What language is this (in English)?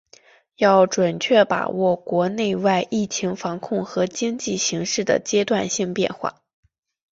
Chinese